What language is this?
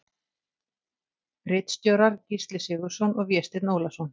Icelandic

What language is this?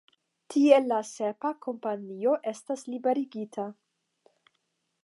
Esperanto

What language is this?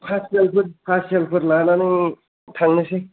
Bodo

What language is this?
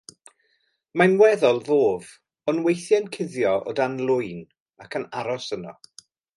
Welsh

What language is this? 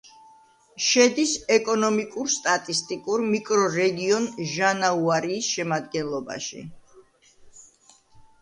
Georgian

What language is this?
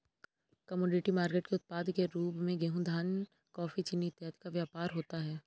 Hindi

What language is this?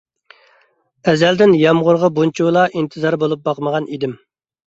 Uyghur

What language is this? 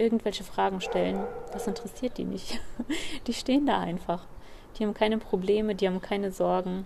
German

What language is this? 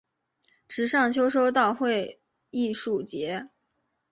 Chinese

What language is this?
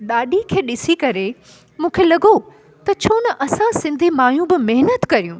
Sindhi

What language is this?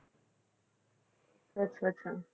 Punjabi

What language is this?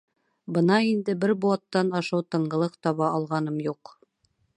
Bashkir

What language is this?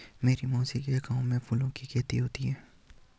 Hindi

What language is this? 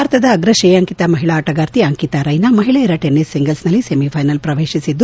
Kannada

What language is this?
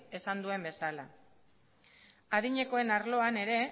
Basque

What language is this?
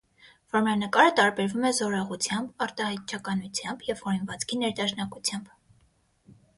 Armenian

